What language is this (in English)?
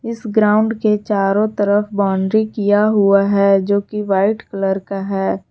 Hindi